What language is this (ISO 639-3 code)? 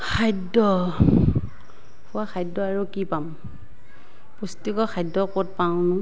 asm